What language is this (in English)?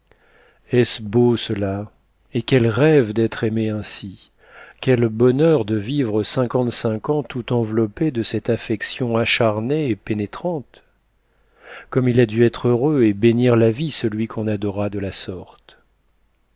French